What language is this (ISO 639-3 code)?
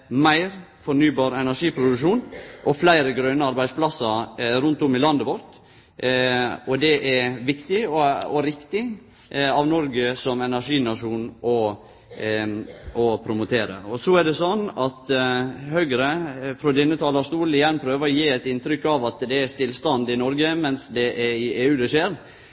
nno